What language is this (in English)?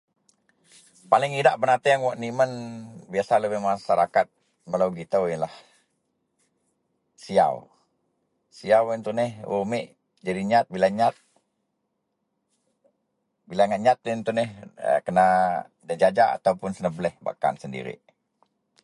Central Melanau